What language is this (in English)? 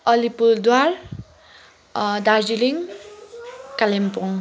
Nepali